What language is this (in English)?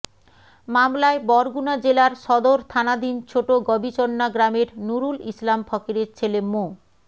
Bangla